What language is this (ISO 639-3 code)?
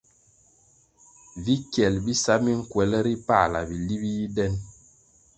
nmg